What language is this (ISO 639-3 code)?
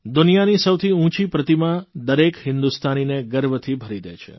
guj